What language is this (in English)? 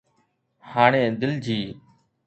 Sindhi